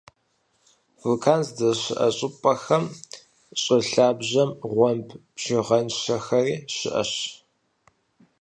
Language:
Kabardian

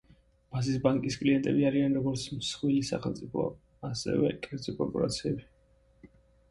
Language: Georgian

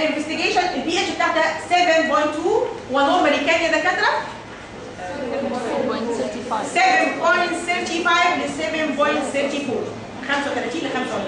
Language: Arabic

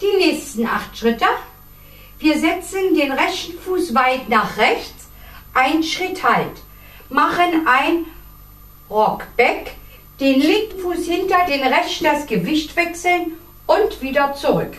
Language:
German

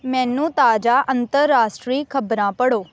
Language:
Punjabi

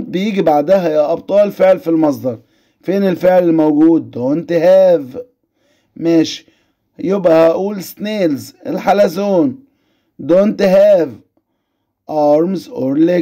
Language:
Arabic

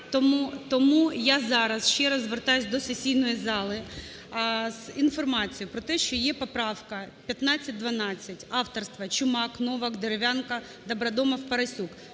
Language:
Ukrainian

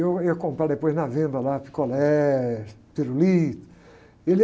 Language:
Portuguese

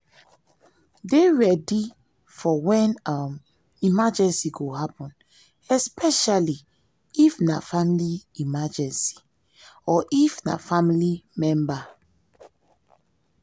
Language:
Nigerian Pidgin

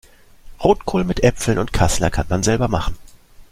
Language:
German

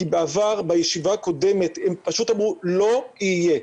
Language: Hebrew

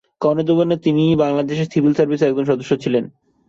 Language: Bangla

